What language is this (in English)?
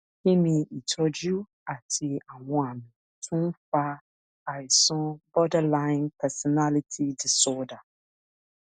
Yoruba